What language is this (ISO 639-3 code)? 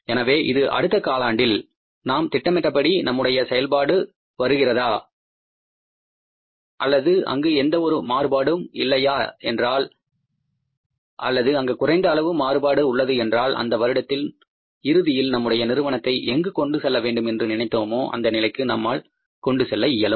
tam